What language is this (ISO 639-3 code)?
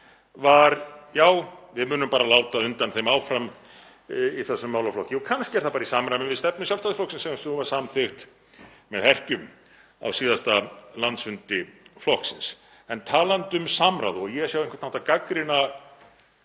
isl